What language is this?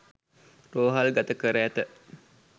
Sinhala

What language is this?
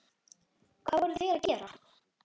Icelandic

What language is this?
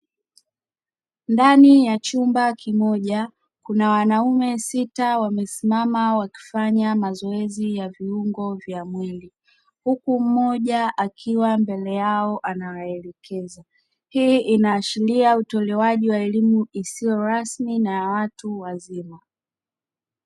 Swahili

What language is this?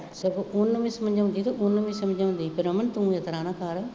Punjabi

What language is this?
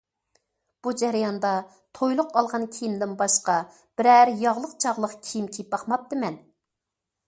Uyghur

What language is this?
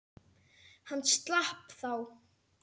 Icelandic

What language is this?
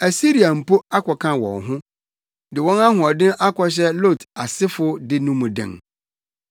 Akan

